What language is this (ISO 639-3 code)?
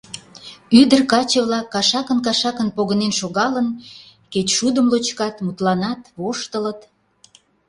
chm